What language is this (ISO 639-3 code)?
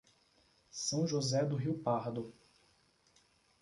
por